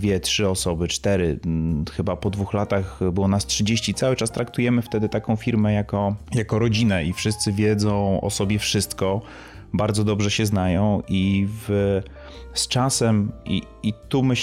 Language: Polish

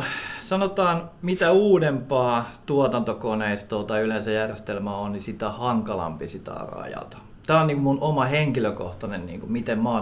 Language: Finnish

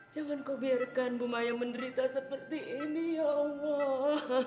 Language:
Indonesian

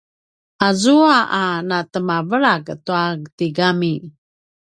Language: Paiwan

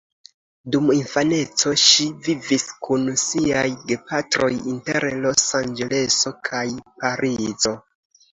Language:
Esperanto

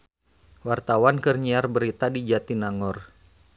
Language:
Sundanese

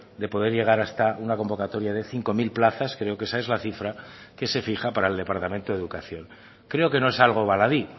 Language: Spanish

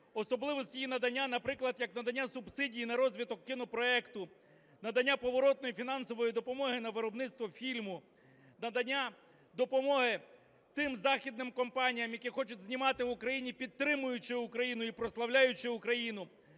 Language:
Ukrainian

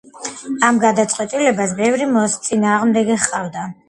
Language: Georgian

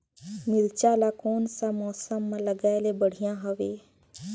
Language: Chhattisgarhi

